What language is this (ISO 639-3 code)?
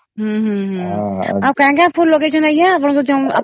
ori